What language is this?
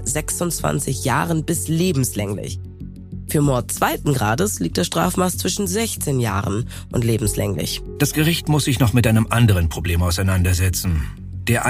German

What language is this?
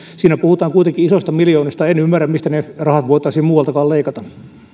Finnish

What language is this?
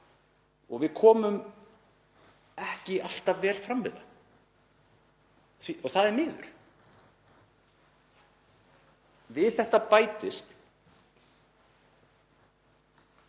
Icelandic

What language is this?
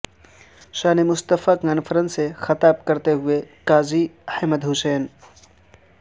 Urdu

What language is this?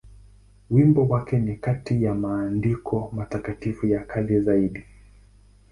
Swahili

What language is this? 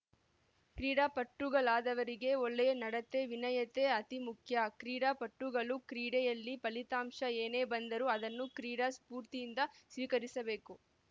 Kannada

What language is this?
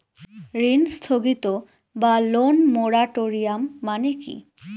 Bangla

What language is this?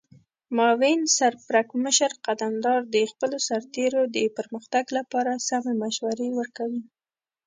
Pashto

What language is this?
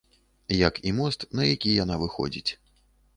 Belarusian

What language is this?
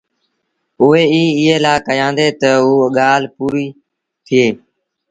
Sindhi Bhil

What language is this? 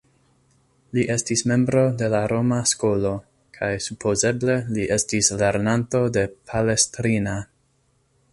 Esperanto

